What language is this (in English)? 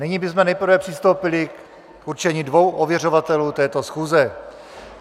Czech